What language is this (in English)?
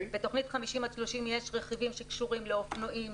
Hebrew